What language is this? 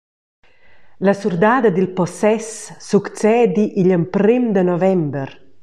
Romansh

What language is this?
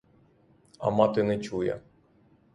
Ukrainian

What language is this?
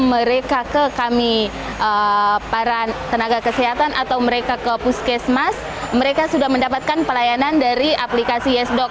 Indonesian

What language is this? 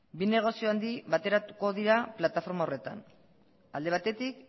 Basque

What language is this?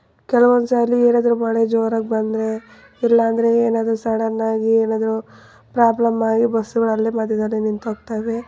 Kannada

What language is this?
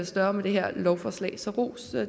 Danish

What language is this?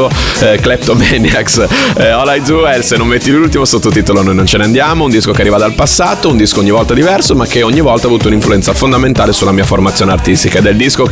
Italian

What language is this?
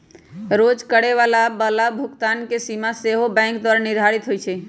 Magahi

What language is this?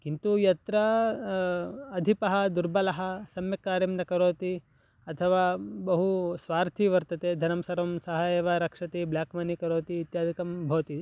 Sanskrit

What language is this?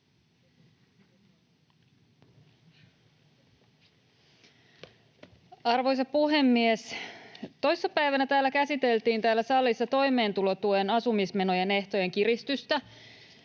Finnish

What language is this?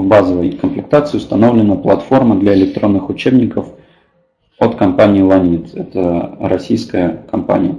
Russian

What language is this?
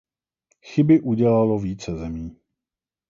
Czech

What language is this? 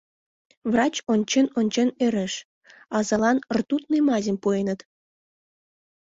Mari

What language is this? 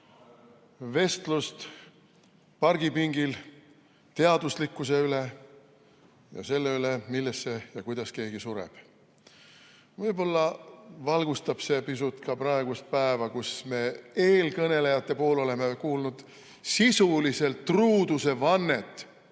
Estonian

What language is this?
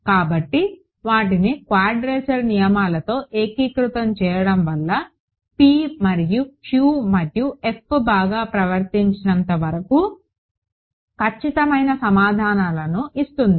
Telugu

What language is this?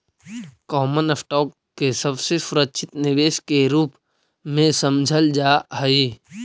Magahi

